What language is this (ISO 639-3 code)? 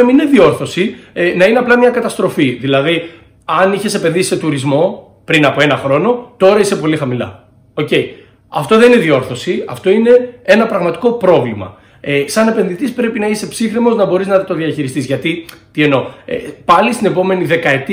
ell